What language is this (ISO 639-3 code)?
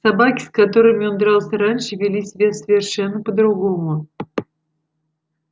rus